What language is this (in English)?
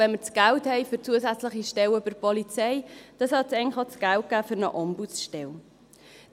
Swiss German